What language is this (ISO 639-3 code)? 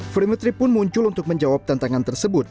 ind